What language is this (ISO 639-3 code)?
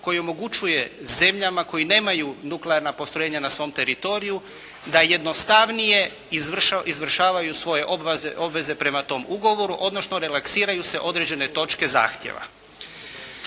hrv